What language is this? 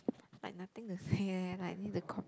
English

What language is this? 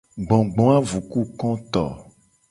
Gen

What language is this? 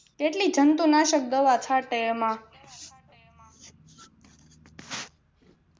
Gujarati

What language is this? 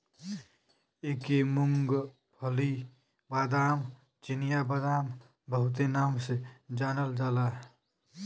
Bhojpuri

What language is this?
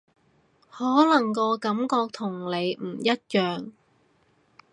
Cantonese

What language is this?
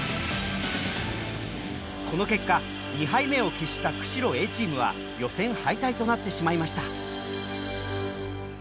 Japanese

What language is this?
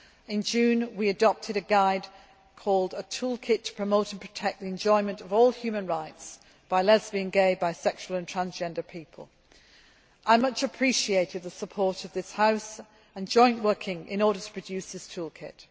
English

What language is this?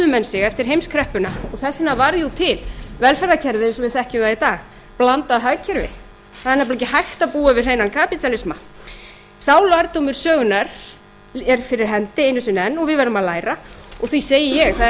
Icelandic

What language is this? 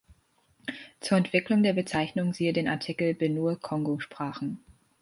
German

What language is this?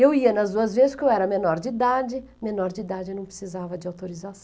Portuguese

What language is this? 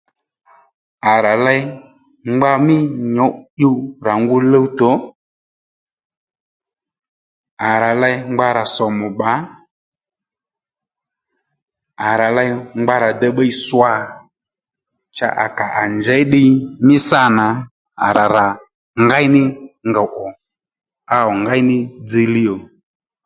Lendu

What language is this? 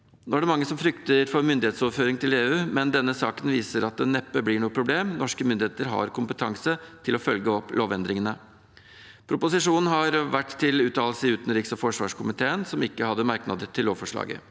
Norwegian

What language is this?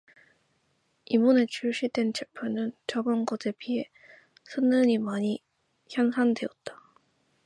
Korean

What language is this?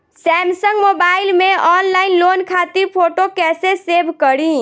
Bhojpuri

